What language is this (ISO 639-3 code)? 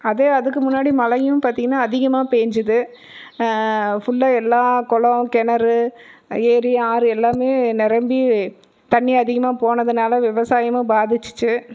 tam